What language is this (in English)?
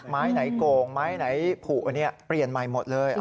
Thai